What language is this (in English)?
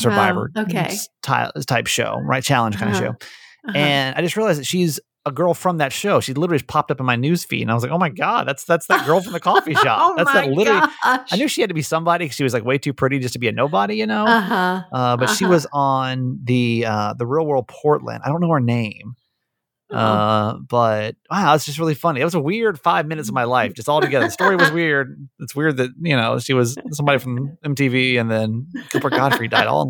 English